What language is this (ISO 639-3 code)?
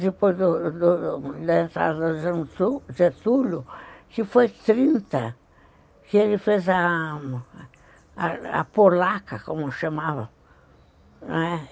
por